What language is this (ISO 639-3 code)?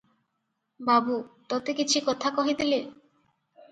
ori